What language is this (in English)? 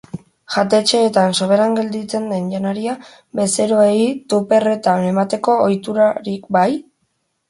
Basque